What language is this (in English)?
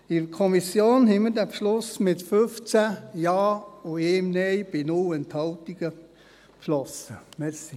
Swiss German